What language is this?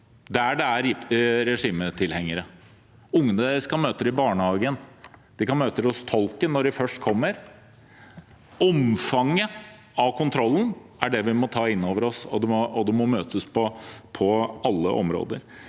Norwegian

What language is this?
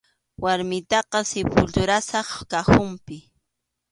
Arequipa-La Unión Quechua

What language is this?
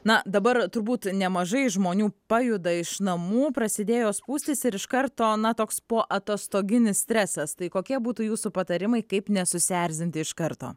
Lithuanian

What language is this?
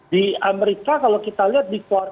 Indonesian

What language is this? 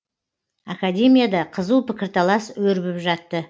Kazakh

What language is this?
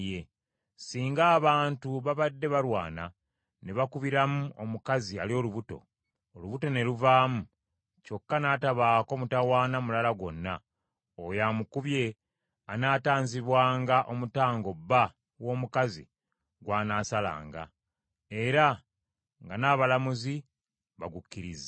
Ganda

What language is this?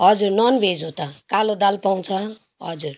Nepali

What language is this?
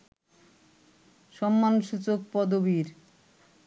Bangla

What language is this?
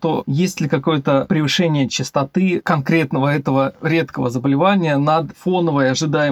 Russian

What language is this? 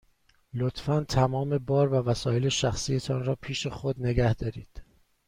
Persian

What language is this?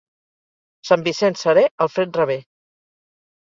Catalan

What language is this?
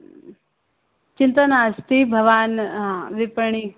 Sanskrit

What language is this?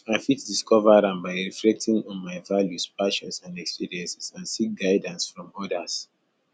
Nigerian Pidgin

